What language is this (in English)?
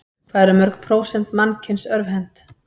Icelandic